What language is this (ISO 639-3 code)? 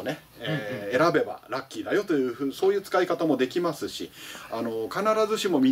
jpn